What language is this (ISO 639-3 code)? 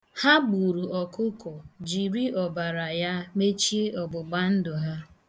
ibo